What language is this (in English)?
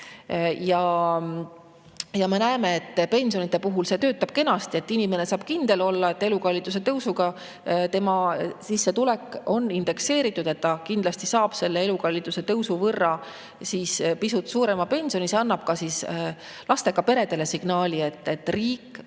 Estonian